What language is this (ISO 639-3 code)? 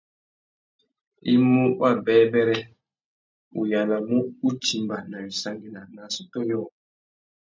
bag